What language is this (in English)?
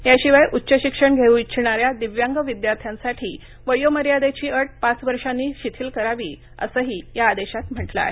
Marathi